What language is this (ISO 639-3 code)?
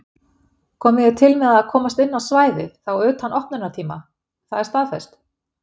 isl